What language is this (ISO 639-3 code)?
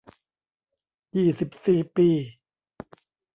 tha